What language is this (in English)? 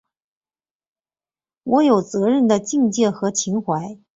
Chinese